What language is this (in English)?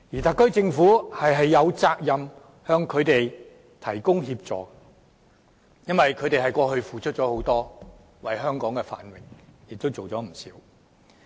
Cantonese